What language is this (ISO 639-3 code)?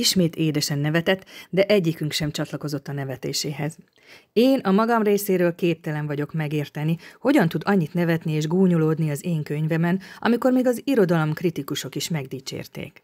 hun